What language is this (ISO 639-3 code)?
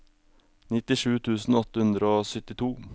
nor